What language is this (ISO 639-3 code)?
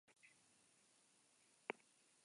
eus